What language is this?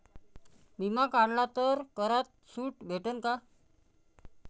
Marathi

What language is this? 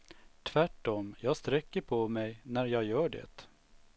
Swedish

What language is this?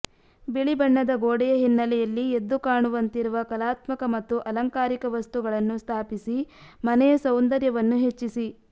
Kannada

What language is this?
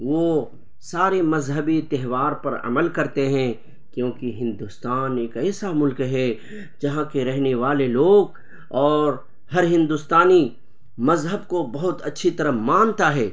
Urdu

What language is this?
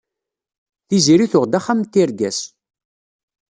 Kabyle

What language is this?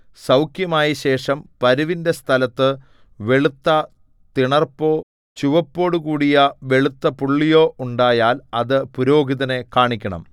Malayalam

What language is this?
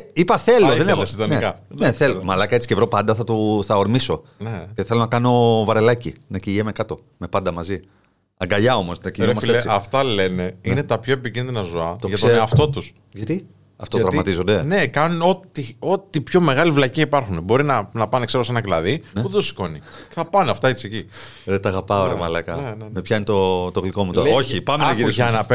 Greek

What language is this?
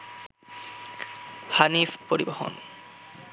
Bangla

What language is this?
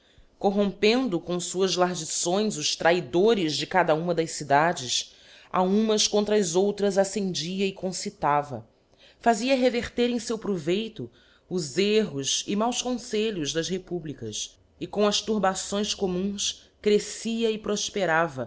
Portuguese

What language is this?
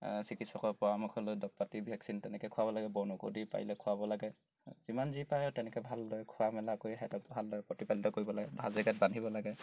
Assamese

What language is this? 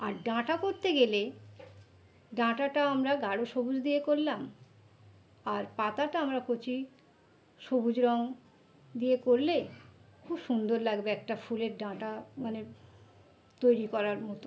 Bangla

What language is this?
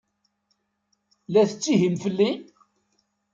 Kabyle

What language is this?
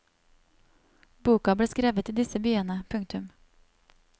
Norwegian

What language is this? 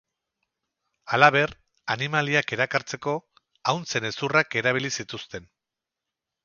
Basque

